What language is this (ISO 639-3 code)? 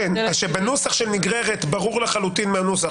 heb